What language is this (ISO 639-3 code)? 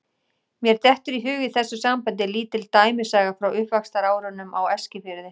isl